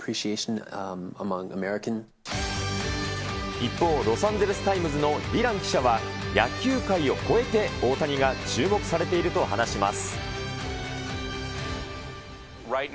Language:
Japanese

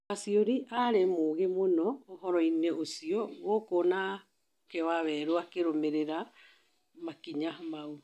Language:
Kikuyu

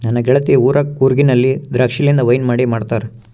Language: Kannada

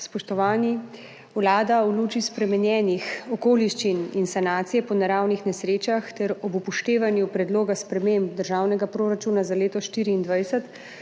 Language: Slovenian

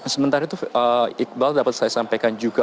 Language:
Indonesian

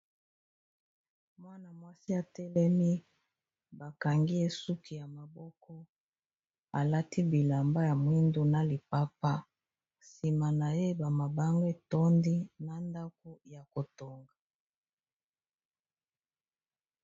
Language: Lingala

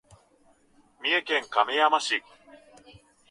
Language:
Japanese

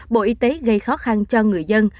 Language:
Vietnamese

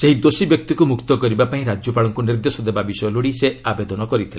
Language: Odia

